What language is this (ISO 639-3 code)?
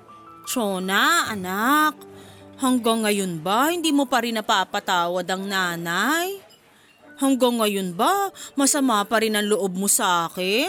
fil